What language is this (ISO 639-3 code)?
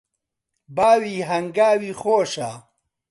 ckb